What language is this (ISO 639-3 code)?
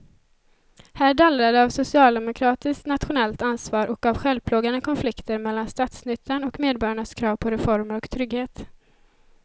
swe